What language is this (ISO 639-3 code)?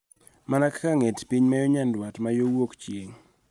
luo